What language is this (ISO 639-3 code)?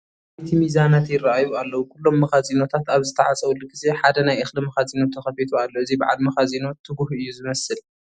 tir